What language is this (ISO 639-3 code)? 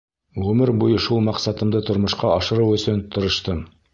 bak